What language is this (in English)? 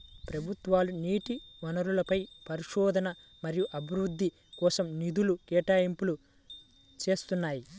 Telugu